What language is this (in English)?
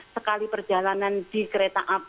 Indonesian